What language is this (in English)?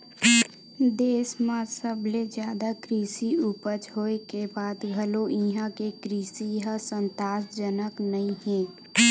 Chhattisgarhi